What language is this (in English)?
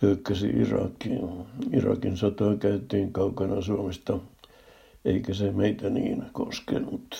Finnish